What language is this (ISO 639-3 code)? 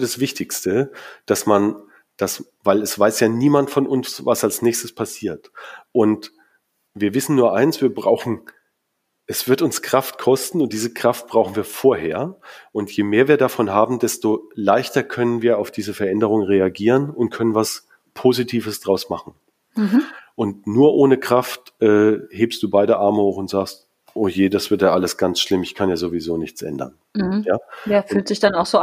deu